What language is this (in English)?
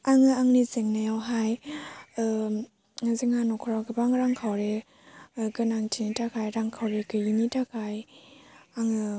Bodo